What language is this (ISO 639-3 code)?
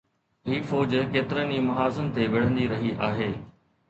snd